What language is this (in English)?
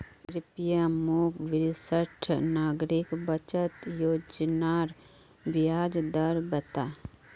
Magahi